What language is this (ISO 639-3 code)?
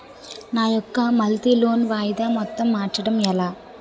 tel